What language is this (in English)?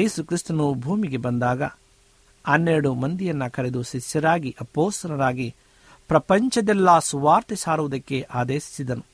Kannada